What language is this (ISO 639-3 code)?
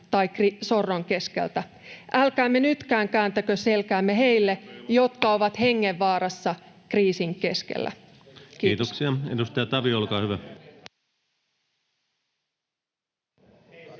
fin